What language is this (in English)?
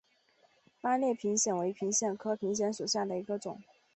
Chinese